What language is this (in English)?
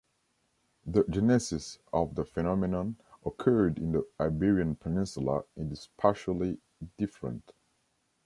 English